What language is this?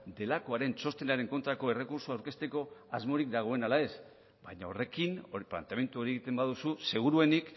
Basque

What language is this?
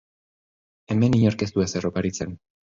Basque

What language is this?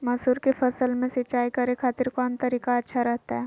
Magahi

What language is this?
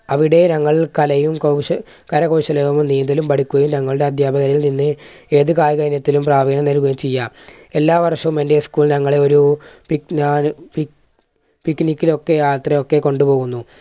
Malayalam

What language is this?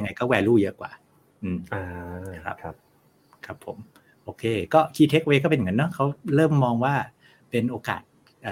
Thai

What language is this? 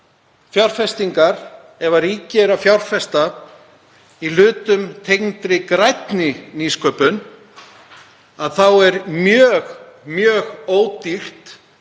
Icelandic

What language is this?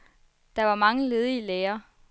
Danish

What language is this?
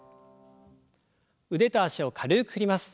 Japanese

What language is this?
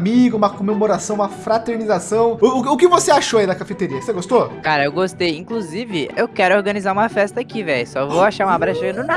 Portuguese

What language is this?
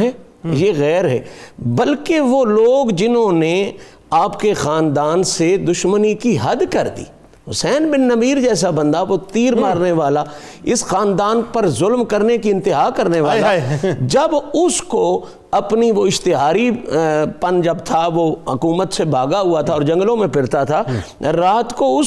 Urdu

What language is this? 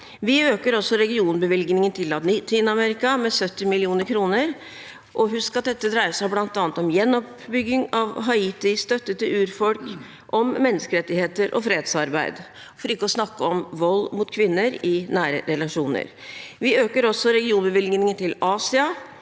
Norwegian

